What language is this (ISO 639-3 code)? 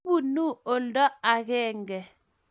kln